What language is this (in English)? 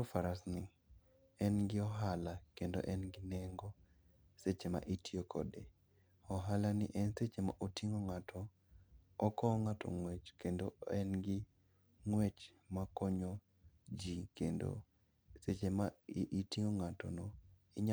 Luo (Kenya and Tanzania)